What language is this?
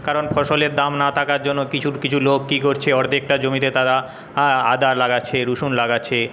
Bangla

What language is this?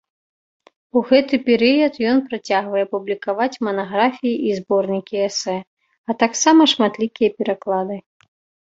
Belarusian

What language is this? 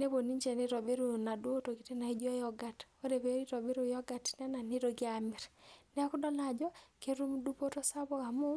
Masai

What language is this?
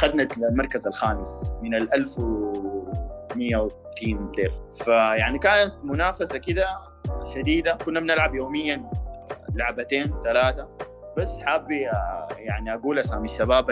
Arabic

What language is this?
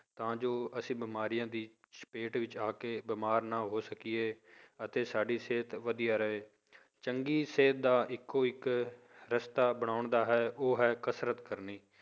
Punjabi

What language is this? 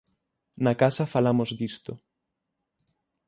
Galician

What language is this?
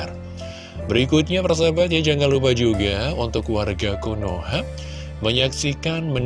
Indonesian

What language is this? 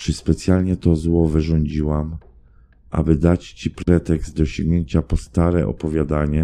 Polish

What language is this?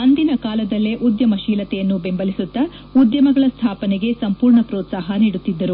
Kannada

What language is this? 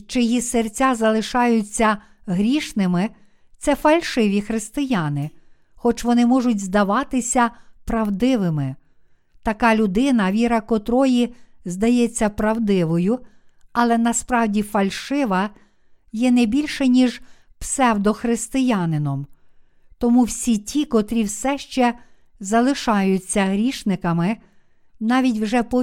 Ukrainian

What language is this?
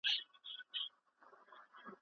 Pashto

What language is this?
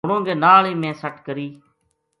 Gujari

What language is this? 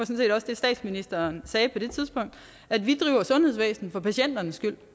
Danish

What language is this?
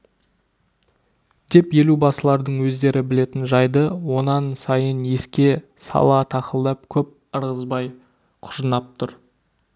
Kazakh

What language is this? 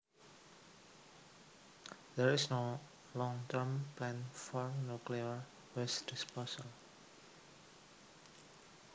Javanese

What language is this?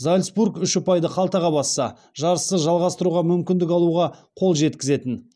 Kazakh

